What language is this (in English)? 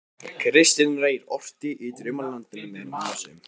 Icelandic